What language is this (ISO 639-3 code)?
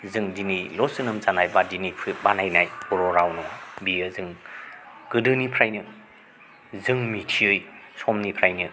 brx